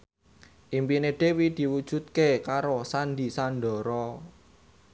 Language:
Javanese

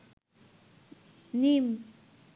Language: Bangla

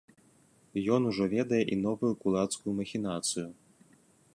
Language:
Belarusian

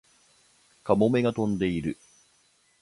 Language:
Japanese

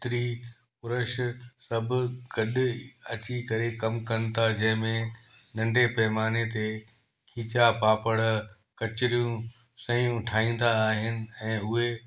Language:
Sindhi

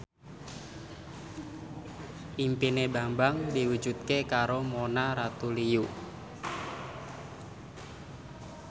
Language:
Javanese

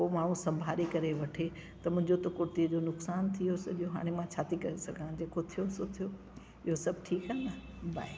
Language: Sindhi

